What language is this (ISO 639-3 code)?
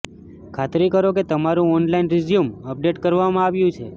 guj